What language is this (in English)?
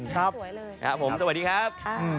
Thai